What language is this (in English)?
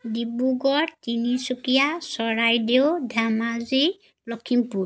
Assamese